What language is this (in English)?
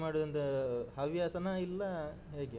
Kannada